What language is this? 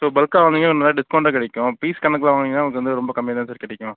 Tamil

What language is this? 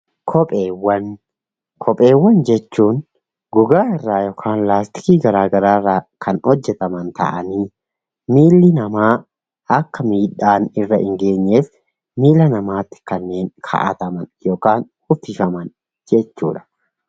Oromo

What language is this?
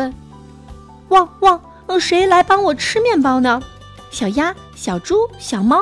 Chinese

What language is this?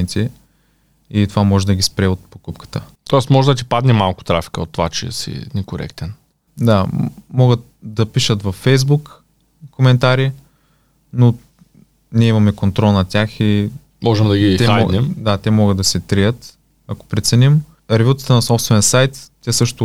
Bulgarian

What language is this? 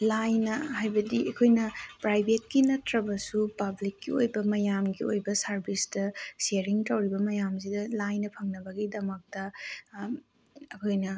Manipuri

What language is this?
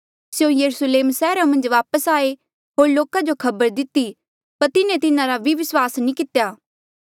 Mandeali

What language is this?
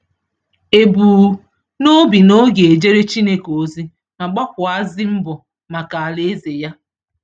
Igbo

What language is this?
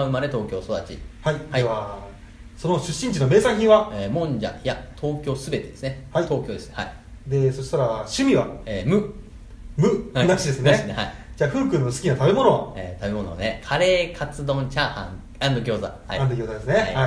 Japanese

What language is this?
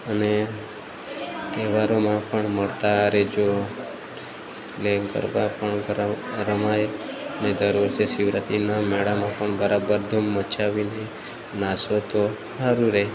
Gujarati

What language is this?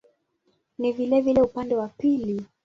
Swahili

